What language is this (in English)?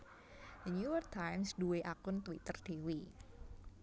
Javanese